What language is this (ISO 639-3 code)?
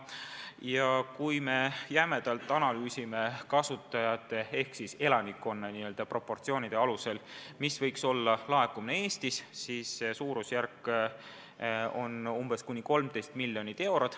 est